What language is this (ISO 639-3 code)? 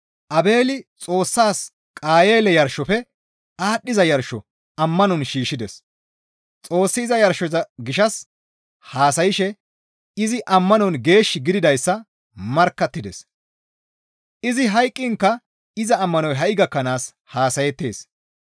gmv